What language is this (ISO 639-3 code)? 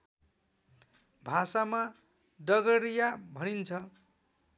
nep